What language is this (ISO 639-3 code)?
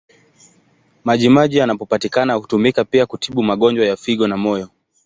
swa